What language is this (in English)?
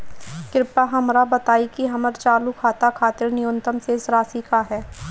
Bhojpuri